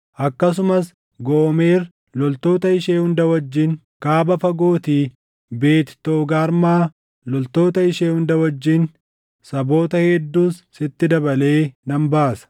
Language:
Oromo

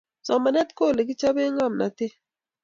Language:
Kalenjin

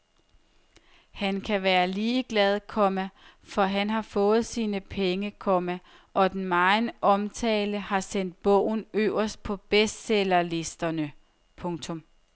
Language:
Danish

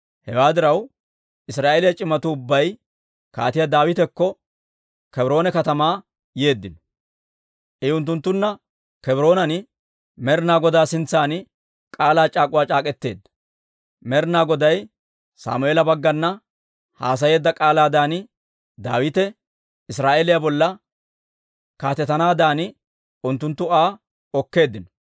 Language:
Dawro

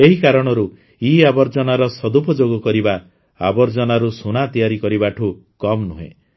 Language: Odia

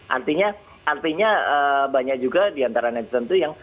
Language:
Indonesian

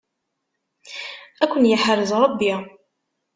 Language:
Kabyle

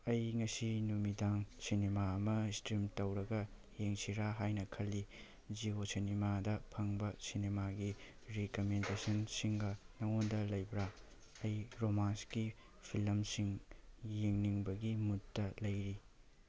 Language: Manipuri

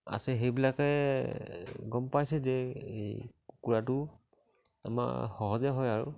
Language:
Assamese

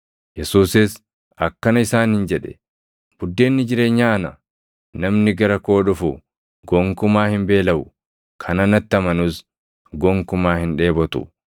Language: Oromo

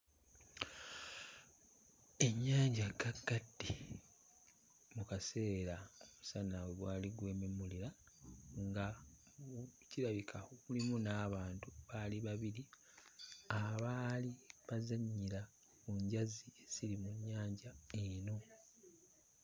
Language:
Ganda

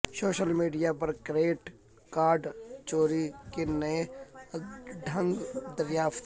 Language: Urdu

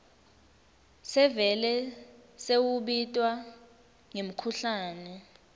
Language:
Swati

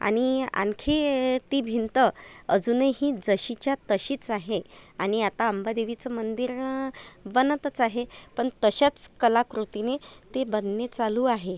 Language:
Marathi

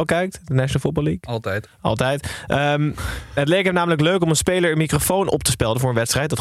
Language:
Dutch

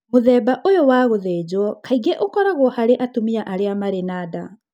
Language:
Kikuyu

